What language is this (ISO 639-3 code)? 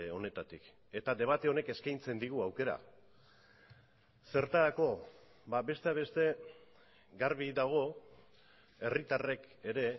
eus